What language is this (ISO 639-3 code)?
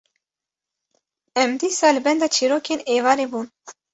kur